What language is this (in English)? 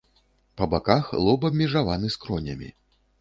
Belarusian